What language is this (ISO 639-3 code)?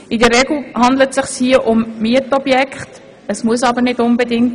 gsw